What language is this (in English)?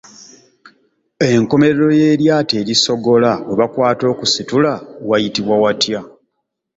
Ganda